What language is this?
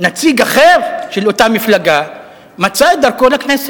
Hebrew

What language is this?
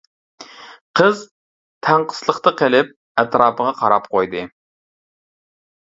Uyghur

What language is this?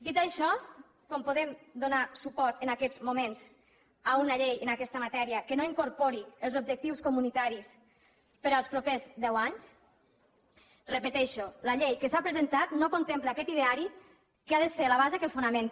Catalan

